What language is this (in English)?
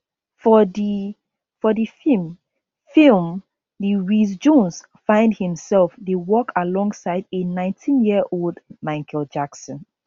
Nigerian Pidgin